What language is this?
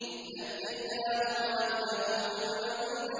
Arabic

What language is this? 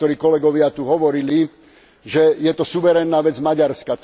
Slovak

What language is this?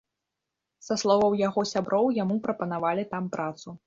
Belarusian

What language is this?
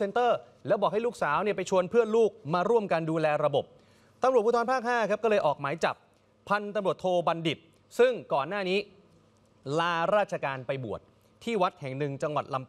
Thai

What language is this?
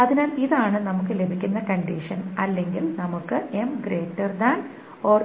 Malayalam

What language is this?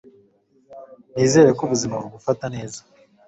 Kinyarwanda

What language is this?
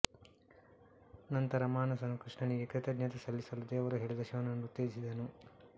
Kannada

